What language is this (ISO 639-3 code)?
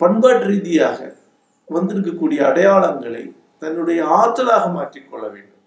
tam